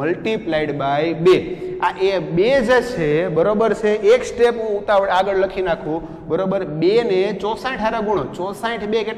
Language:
Hindi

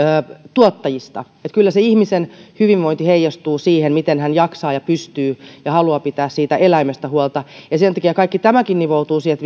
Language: Finnish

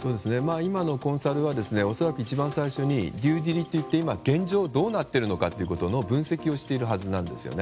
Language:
Japanese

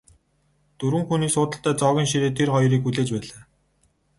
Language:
Mongolian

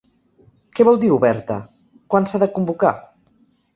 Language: Catalan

